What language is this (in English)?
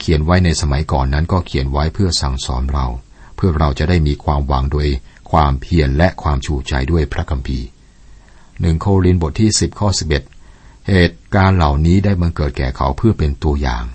Thai